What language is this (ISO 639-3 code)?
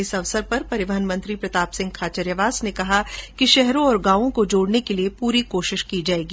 hin